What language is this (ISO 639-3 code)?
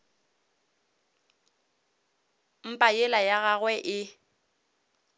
nso